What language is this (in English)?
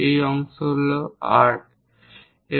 Bangla